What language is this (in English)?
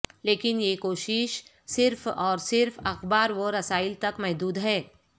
Urdu